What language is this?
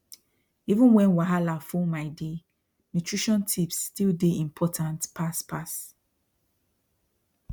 Nigerian Pidgin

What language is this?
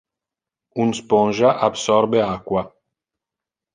Interlingua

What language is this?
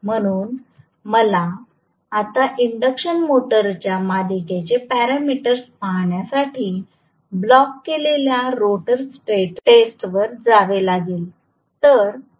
Marathi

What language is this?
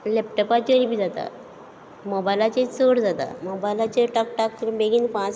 Konkani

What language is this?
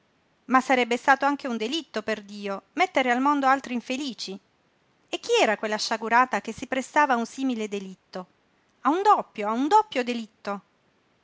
Italian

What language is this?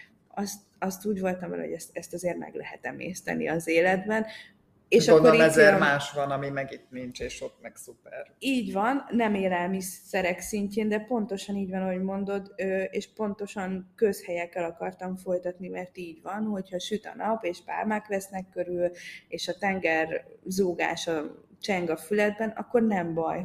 Hungarian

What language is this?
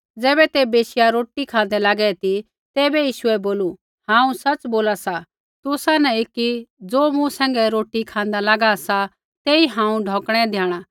Kullu Pahari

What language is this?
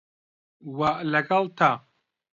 Central Kurdish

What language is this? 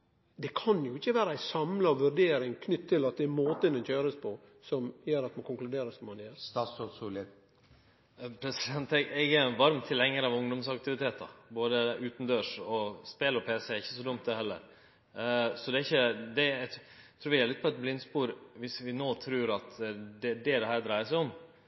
Norwegian Nynorsk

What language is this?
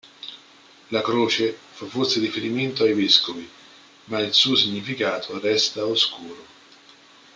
Italian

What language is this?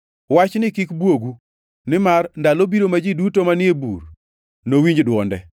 Luo (Kenya and Tanzania)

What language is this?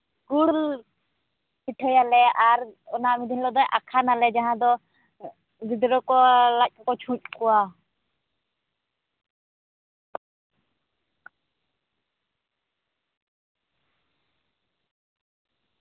Santali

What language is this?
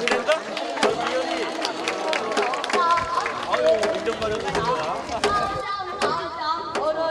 Korean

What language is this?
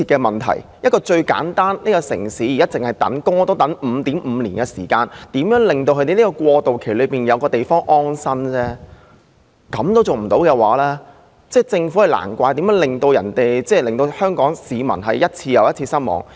Cantonese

